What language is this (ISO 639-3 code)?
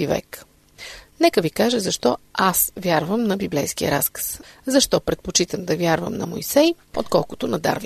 bul